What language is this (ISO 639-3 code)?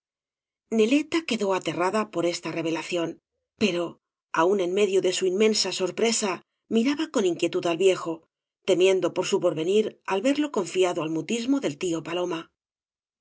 spa